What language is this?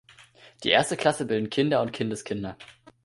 German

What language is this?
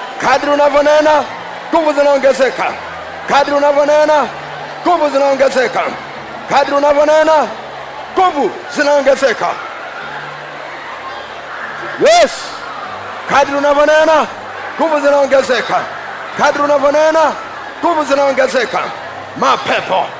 Swahili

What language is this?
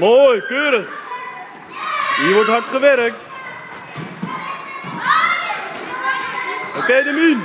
Dutch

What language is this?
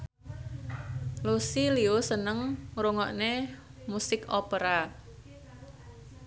Javanese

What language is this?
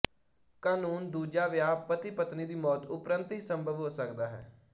Punjabi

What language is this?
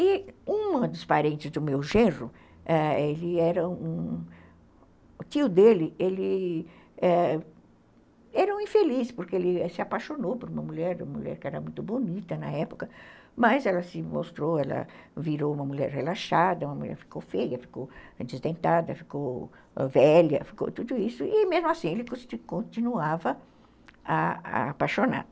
Portuguese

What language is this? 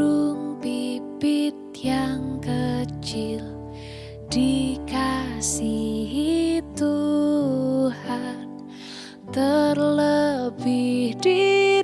Indonesian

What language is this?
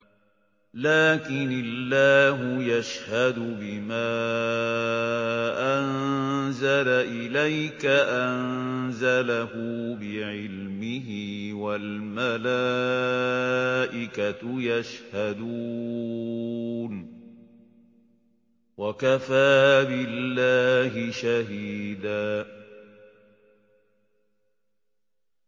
Arabic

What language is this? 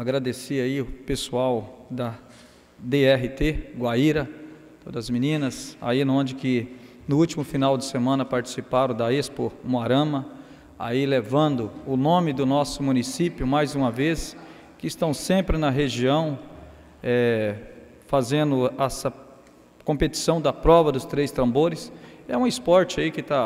Portuguese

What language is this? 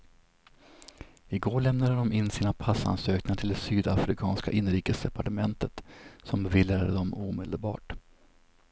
Swedish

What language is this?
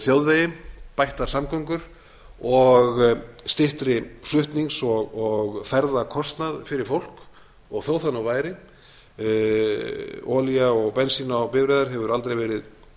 Icelandic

